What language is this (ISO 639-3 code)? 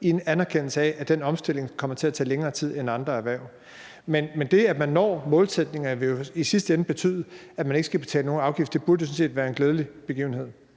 dan